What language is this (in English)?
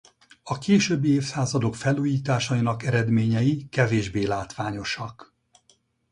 Hungarian